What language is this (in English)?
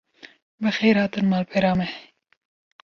Kurdish